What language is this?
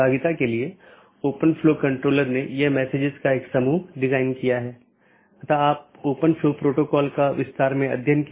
Hindi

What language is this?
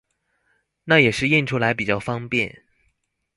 Chinese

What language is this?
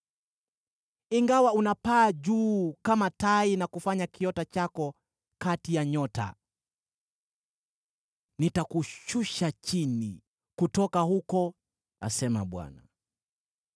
Swahili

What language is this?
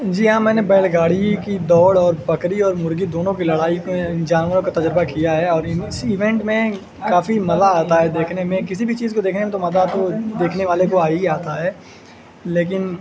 Urdu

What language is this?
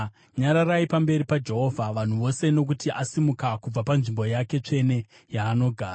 Shona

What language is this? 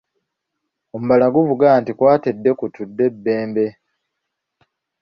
Ganda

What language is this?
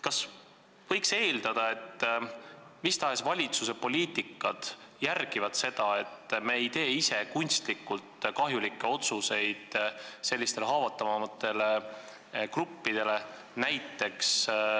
Estonian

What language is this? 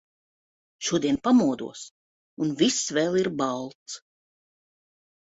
Latvian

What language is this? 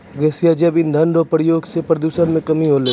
Maithili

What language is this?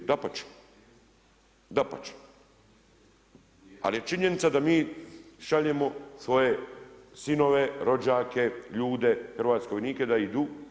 Croatian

